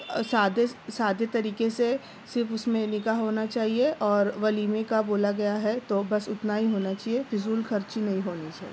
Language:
Urdu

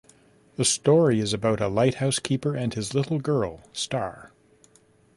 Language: English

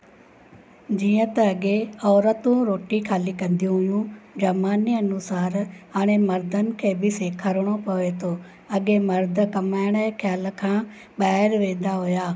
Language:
Sindhi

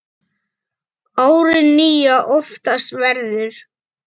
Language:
Icelandic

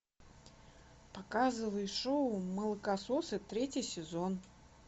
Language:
Russian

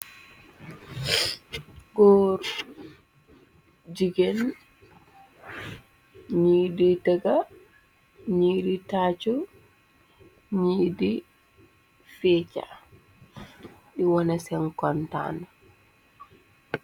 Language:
Wolof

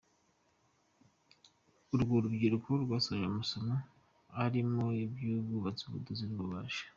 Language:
Kinyarwanda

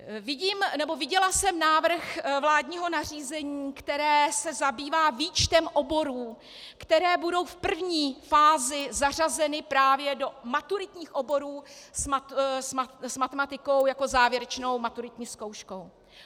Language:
Czech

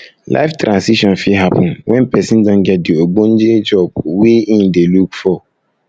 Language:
Nigerian Pidgin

